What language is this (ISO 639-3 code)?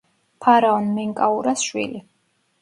kat